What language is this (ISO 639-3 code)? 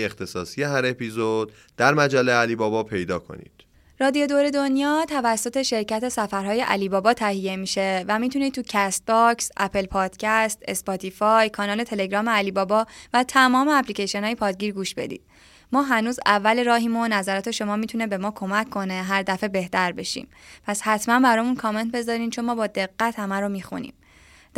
fas